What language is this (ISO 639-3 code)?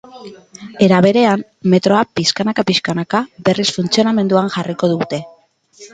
eus